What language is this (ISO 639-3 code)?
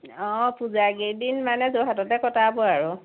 asm